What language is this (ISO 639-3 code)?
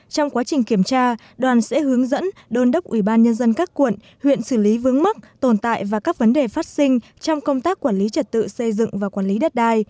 vie